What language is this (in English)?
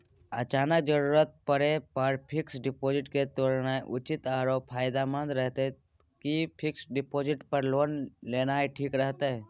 Maithili